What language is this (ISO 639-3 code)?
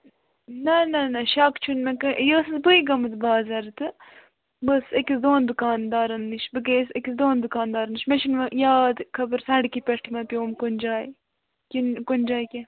kas